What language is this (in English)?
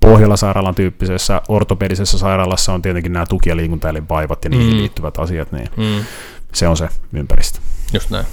Finnish